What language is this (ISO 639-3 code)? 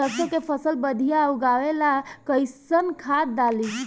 bho